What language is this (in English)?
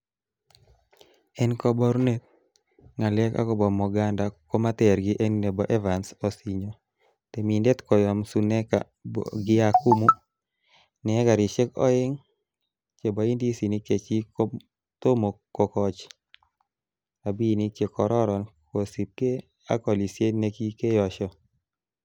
Kalenjin